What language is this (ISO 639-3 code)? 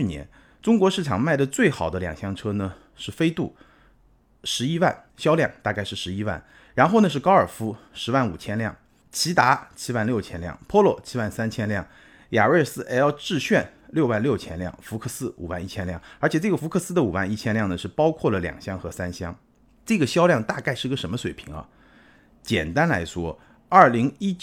zho